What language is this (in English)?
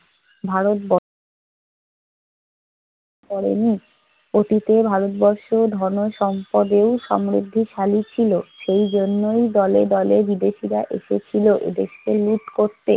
Bangla